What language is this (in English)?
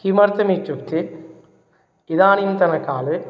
Sanskrit